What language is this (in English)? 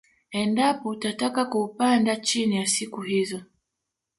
Swahili